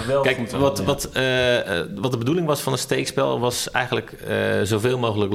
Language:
Dutch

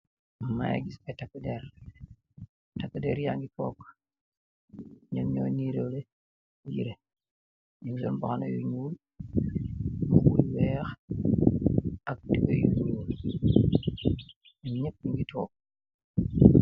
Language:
Wolof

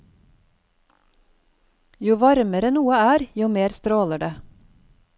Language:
Norwegian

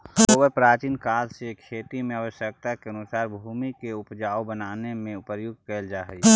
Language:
Magahi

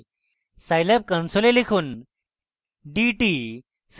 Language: Bangla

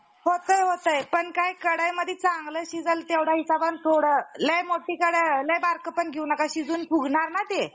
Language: Marathi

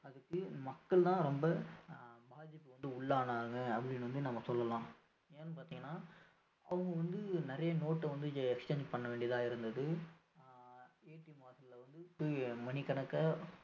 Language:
Tamil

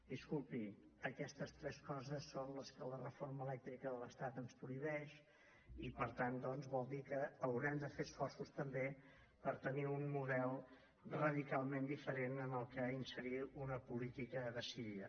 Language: Catalan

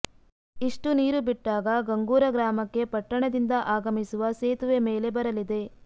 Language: Kannada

